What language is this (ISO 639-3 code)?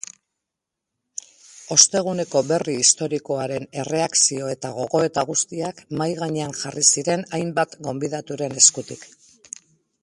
eus